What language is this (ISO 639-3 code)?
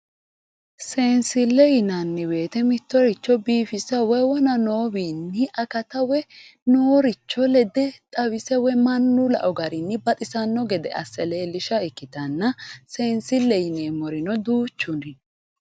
sid